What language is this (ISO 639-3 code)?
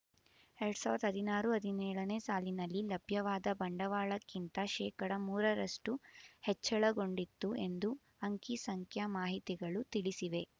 kan